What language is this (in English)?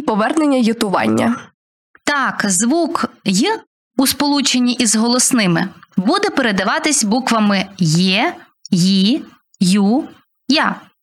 Ukrainian